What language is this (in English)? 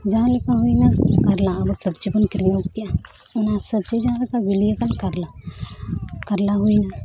Santali